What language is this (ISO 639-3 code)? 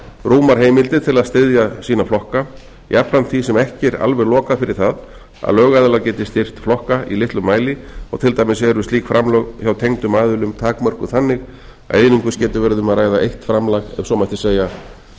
isl